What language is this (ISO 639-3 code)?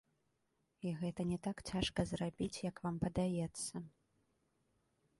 bel